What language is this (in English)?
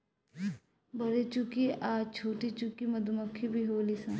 Bhojpuri